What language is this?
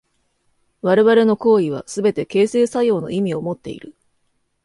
Japanese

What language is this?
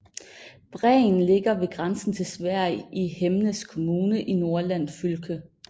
Danish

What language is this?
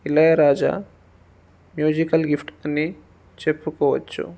Telugu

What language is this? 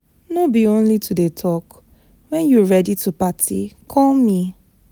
Nigerian Pidgin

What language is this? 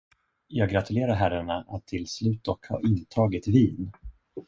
Swedish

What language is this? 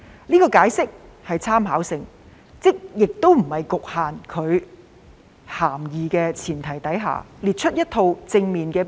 Cantonese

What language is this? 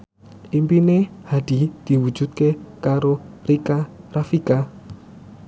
Javanese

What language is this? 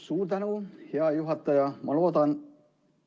Estonian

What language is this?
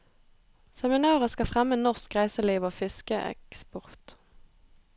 Norwegian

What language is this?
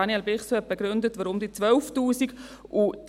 Swiss German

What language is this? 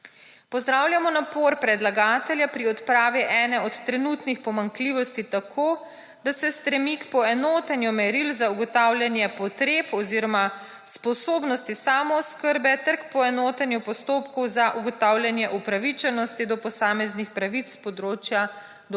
Slovenian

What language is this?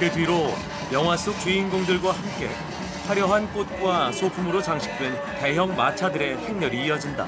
Korean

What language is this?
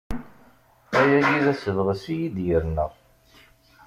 Kabyle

